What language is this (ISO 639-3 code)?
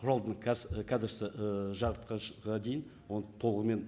kaz